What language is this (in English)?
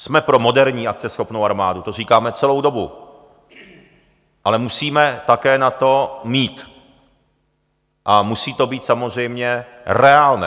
Czech